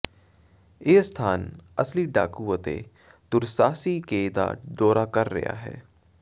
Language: Punjabi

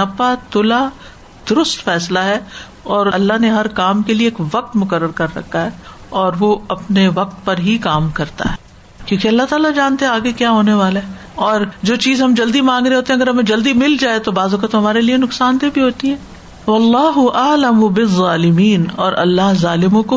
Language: Urdu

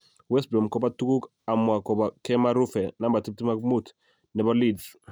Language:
Kalenjin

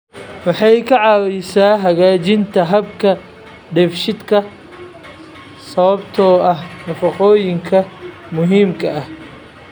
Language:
Somali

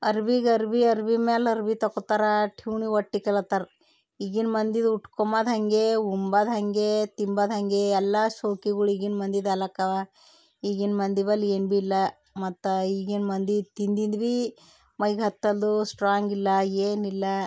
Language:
Kannada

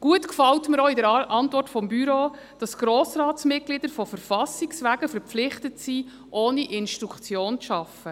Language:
Swiss German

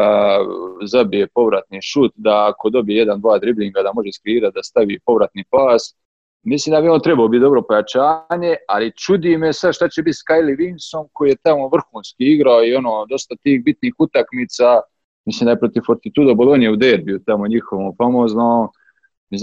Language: Croatian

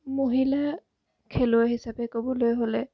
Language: Assamese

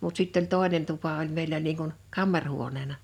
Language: Finnish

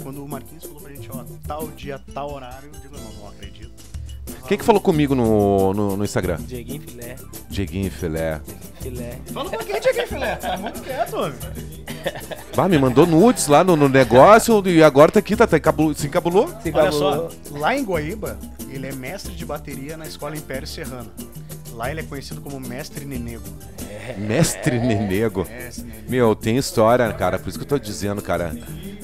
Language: Portuguese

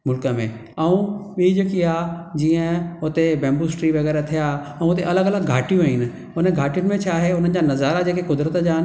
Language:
Sindhi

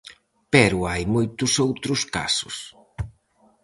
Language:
Galician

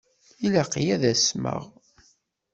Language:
Kabyle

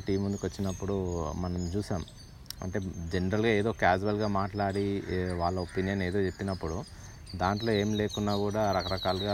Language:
Telugu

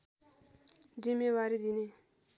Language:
Nepali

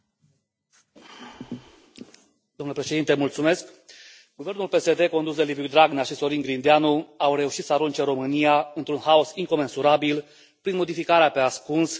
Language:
Romanian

